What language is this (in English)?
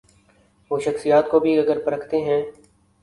Urdu